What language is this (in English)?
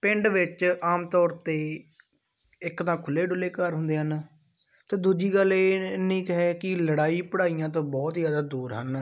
Punjabi